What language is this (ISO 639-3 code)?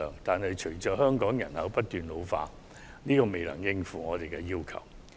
yue